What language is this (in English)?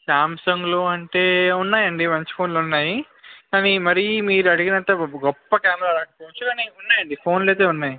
Telugu